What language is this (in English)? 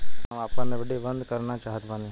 Bhojpuri